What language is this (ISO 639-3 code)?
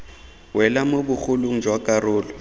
tsn